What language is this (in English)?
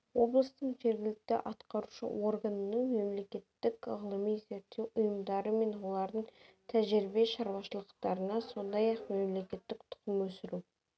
Kazakh